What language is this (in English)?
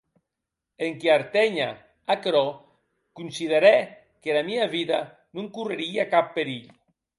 Occitan